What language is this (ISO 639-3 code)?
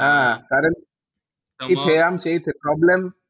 mar